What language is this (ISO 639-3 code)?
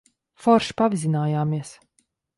lav